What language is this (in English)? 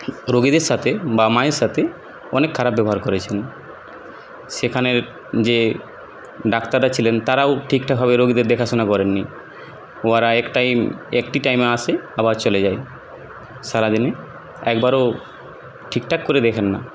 Bangla